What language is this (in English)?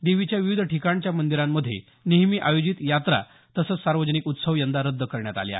Marathi